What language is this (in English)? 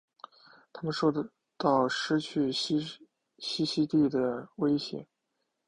Chinese